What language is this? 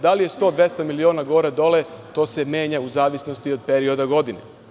Serbian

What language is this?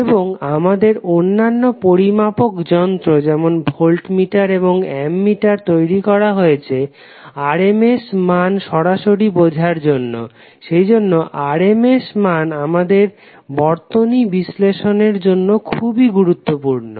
Bangla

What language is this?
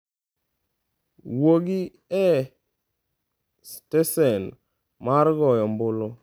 Luo (Kenya and Tanzania)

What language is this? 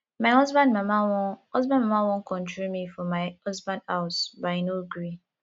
Nigerian Pidgin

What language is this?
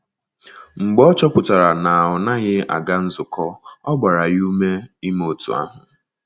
Igbo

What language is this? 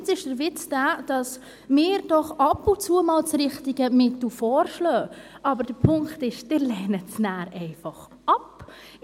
Swiss German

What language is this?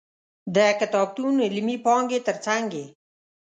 Pashto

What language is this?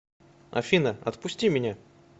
Russian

